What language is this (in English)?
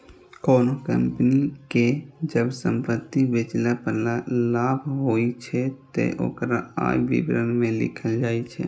Maithili